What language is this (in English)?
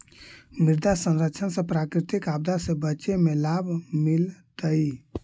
Magahi